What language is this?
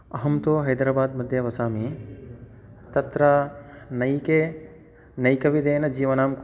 Sanskrit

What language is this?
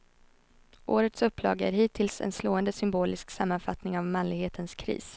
Swedish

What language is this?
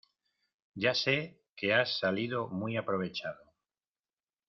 Spanish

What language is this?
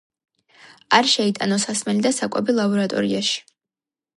Georgian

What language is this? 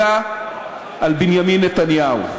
Hebrew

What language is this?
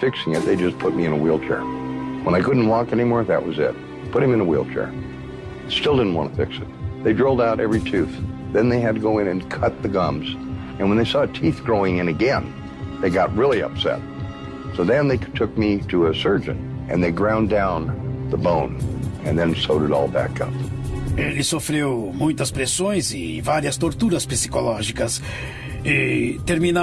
Portuguese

